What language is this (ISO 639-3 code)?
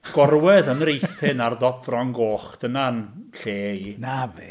cym